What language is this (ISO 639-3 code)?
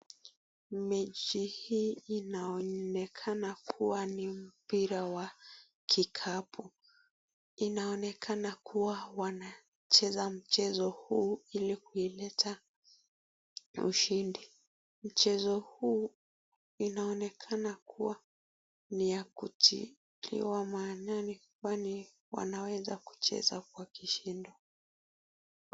swa